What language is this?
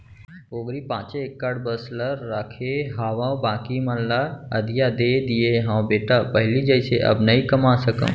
Chhattisgarhi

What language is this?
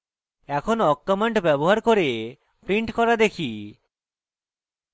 Bangla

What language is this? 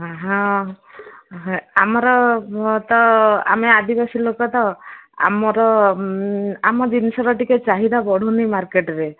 Odia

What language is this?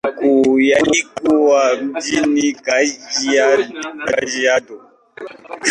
Swahili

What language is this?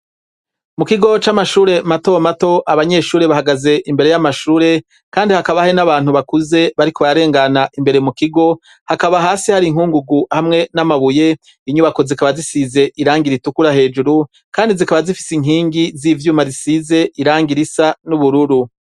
Rundi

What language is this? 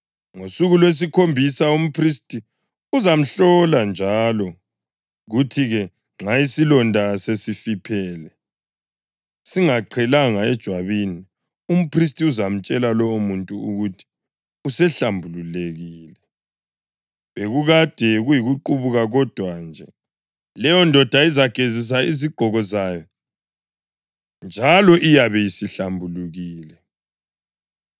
North Ndebele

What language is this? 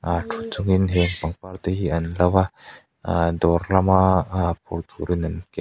Mizo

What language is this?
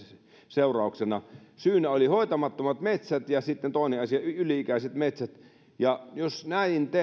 Finnish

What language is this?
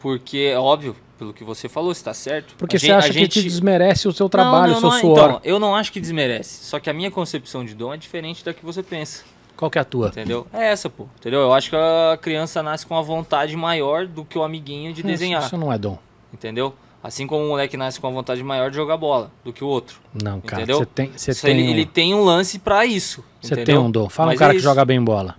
Portuguese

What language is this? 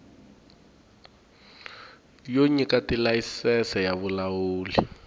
Tsonga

